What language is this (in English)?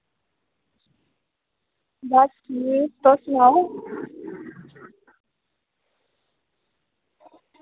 Dogri